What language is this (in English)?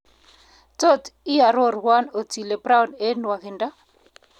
Kalenjin